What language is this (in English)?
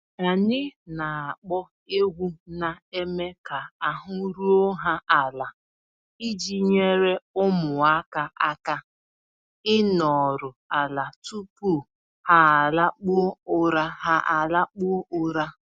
Igbo